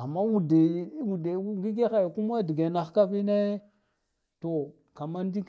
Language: Guduf-Gava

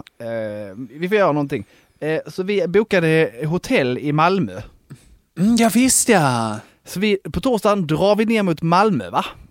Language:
Swedish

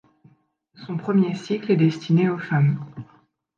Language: French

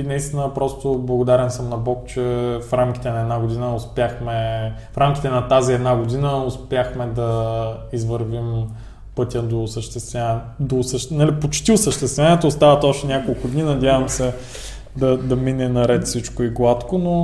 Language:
Bulgarian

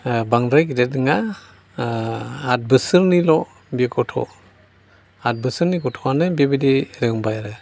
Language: Bodo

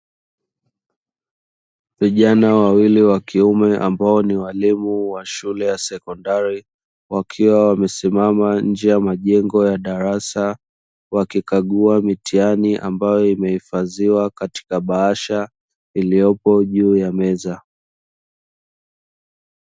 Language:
Swahili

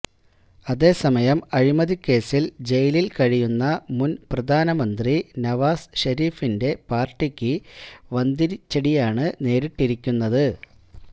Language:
Malayalam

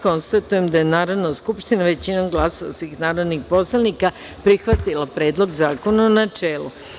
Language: Serbian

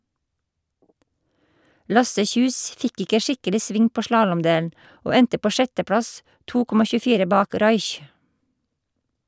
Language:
Norwegian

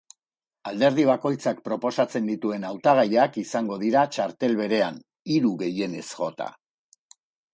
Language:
Basque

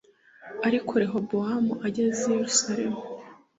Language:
Kinyarwanda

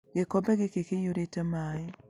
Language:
Kikuyu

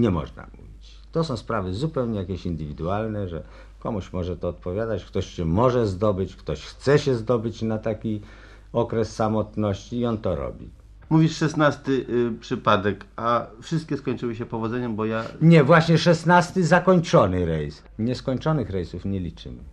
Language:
Polish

